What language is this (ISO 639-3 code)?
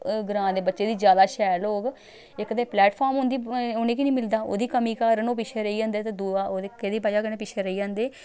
doi